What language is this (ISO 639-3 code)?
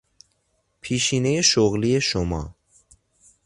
fas